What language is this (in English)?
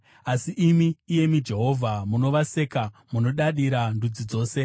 Shona